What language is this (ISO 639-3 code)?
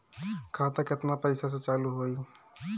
bho